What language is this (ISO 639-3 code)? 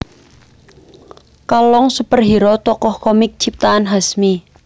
jav